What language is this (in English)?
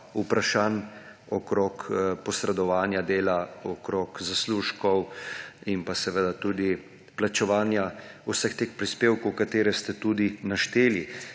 Slovenian